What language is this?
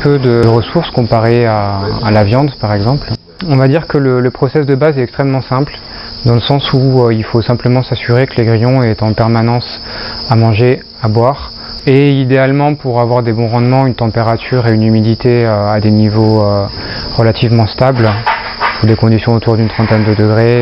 French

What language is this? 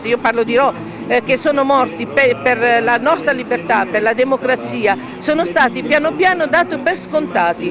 Italian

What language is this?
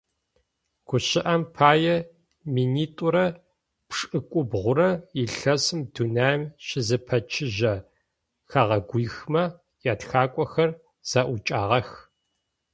Adyghe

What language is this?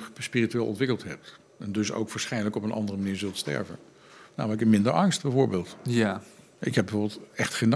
Dutch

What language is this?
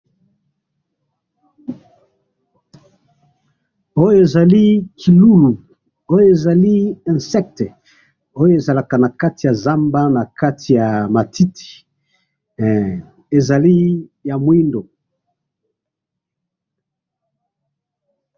Lingala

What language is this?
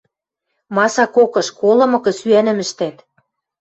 Western Mari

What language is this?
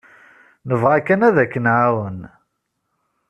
Kabyle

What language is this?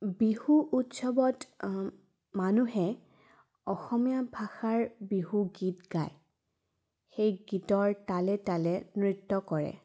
Assamese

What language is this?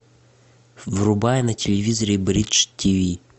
Russian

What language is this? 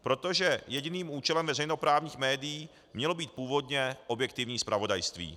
Czech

